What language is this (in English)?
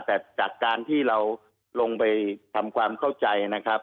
Thai